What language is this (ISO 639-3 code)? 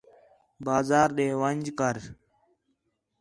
xhe